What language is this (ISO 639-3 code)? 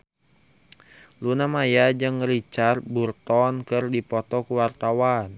sun